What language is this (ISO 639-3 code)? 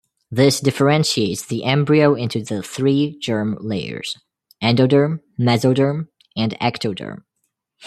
eng